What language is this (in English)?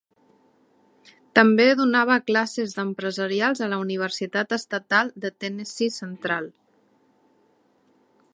Catalan